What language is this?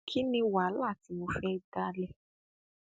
Yoruba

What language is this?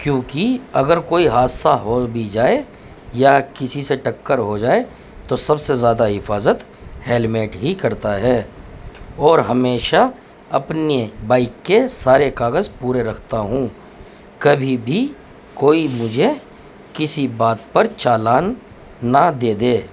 Urdu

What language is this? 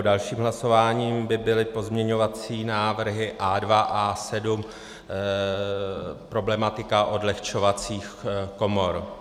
Czech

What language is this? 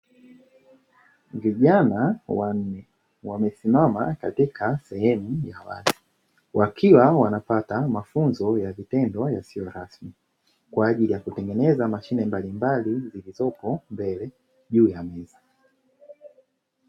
Swahili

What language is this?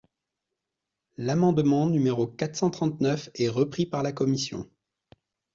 French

